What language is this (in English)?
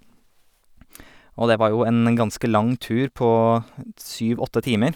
Norwegian